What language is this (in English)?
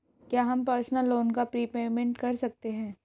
Hindi